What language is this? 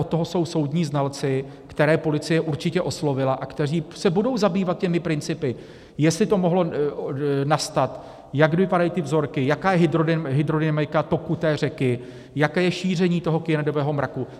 Czech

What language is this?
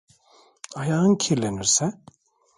Turkish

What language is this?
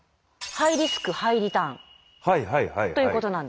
Japanese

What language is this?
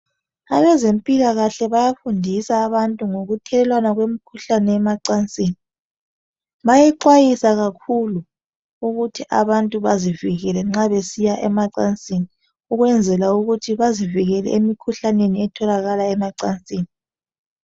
North Ndebele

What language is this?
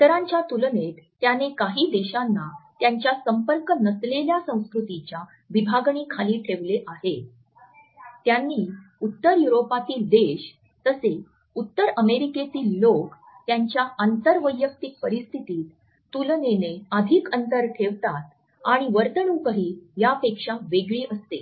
Marathi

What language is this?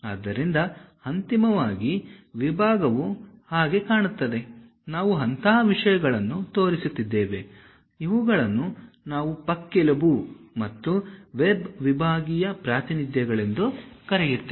Kannada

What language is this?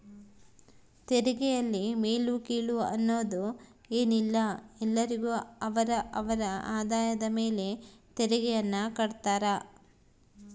Kannada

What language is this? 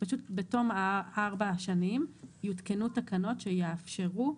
Hebrew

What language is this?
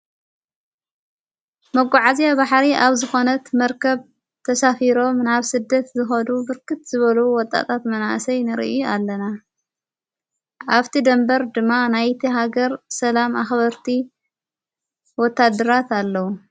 Tigrinya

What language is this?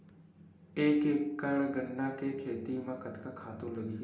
Chhattisgarhi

